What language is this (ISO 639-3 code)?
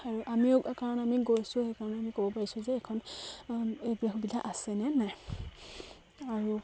asm